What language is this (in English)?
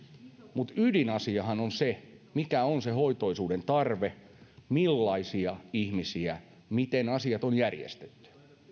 Finnish